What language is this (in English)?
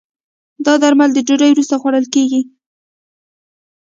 Pashto